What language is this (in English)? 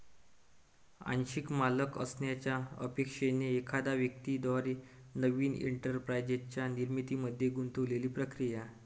Marathi